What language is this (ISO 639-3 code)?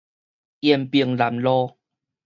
nan